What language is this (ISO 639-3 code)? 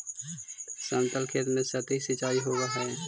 mag